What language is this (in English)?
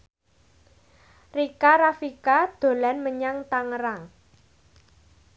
Javanese